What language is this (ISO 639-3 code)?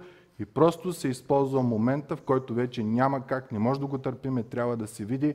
bul